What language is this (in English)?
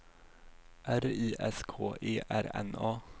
Swedish